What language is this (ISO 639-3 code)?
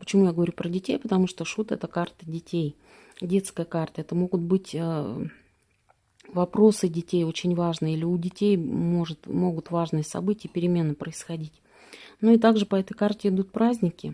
rus